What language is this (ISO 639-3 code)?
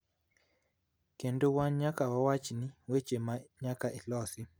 luo